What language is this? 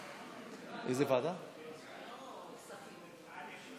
Hebrew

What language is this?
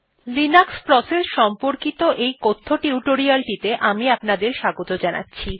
Bangla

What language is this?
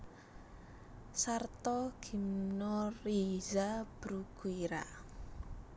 Javanese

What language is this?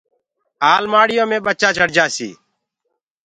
Gurgula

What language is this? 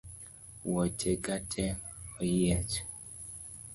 Luo (Kenya and Tanzania)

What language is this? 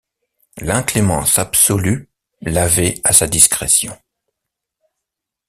French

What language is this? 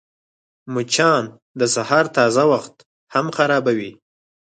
Pashto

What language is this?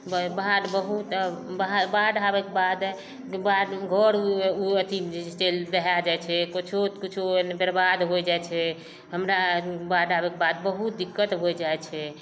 Maithili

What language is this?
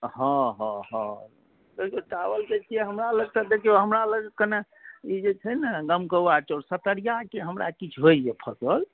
Maithili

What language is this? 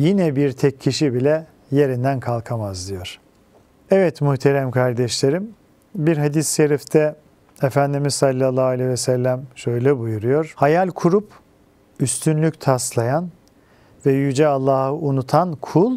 Turkish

